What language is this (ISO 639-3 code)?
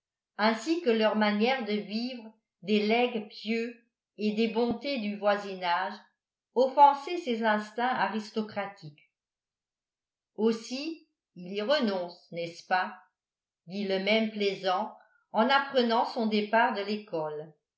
fra